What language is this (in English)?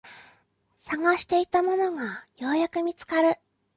Japanese